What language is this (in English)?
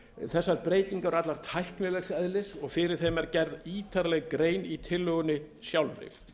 Icelandic